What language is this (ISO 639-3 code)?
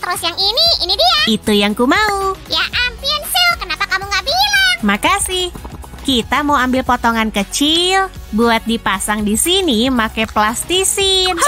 ind